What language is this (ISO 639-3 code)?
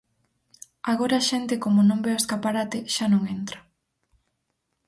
glg